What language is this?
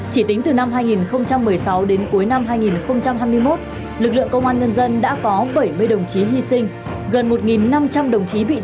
Vietnamese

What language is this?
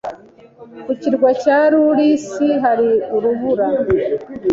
Kinyarwanda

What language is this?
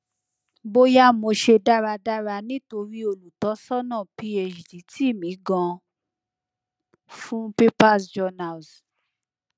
Yoruba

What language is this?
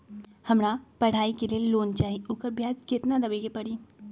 Magahi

